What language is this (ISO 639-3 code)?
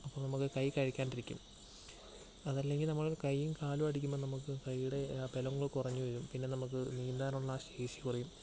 mal